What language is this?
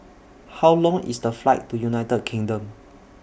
English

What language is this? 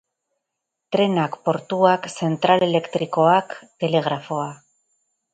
Basque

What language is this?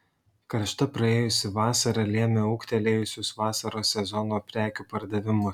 Lithuanian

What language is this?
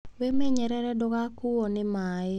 Kikuyu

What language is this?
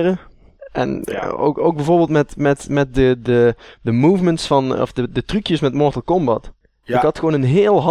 Dutch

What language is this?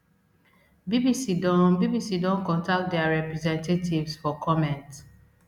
Nigerian Pidgin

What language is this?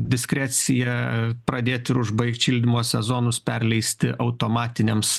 Lithuanian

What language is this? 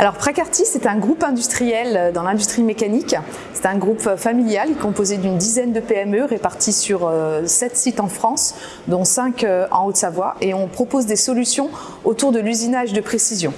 French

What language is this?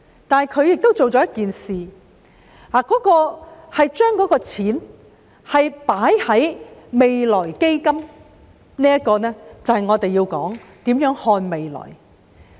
Cantonese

